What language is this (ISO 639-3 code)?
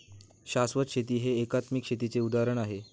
mar